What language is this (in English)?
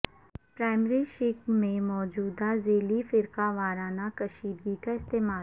Urdu